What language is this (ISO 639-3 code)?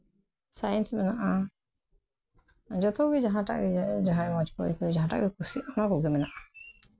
sat